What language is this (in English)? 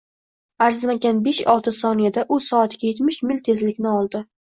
Uzbek